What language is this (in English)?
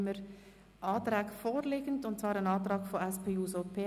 Swiss German